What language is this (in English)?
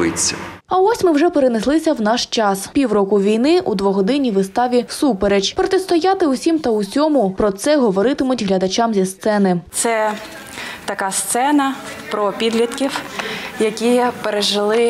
Ukrainian